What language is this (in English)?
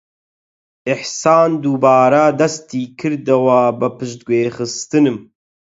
Central Kurdish